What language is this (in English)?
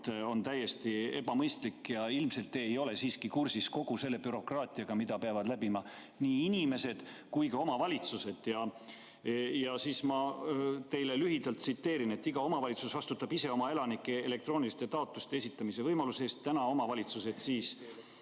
Estonian